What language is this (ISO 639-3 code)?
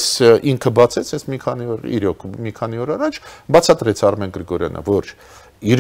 ron